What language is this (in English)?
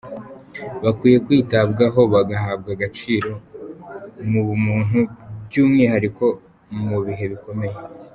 Kinyarwanda